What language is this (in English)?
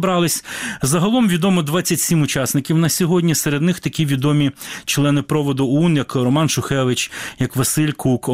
Ukrainian